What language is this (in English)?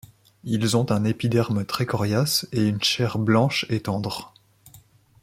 French